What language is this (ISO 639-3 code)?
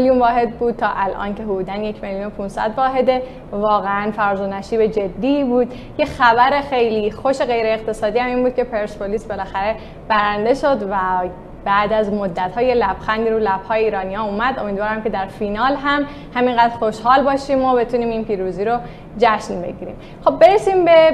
fas